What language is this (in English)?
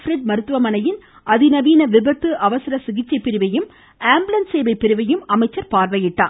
Tamil